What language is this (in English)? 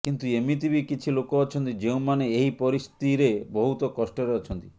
Odia